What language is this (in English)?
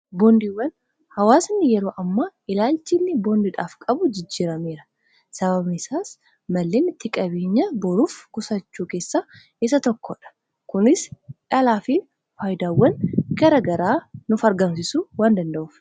Oromo